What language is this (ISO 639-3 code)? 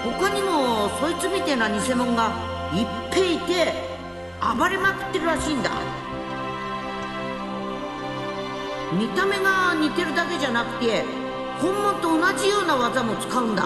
jpn